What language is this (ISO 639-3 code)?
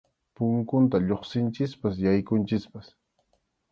qxu